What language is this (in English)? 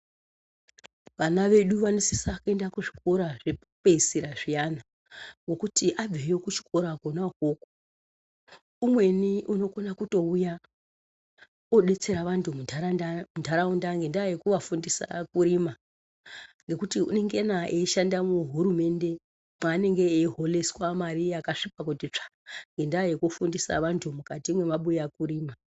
Ndau